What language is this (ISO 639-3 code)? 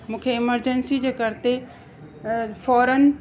snd